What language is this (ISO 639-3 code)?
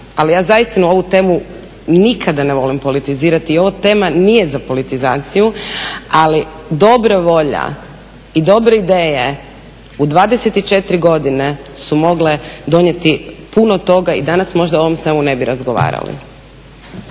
hrv